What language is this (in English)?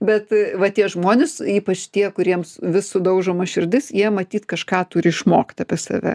Lithuanian